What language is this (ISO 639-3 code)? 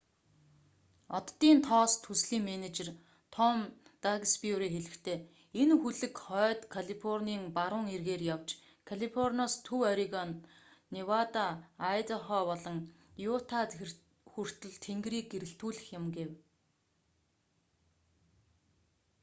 mon